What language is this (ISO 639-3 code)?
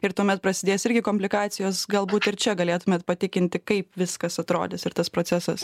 lit